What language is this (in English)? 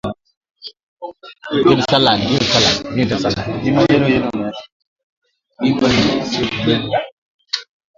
Swahili